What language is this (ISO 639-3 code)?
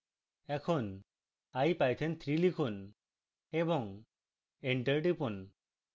ben